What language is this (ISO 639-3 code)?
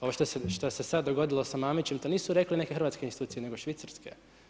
hrv